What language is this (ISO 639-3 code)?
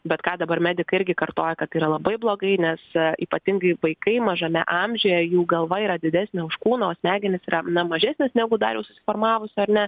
lit